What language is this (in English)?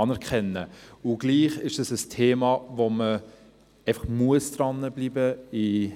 Swiss German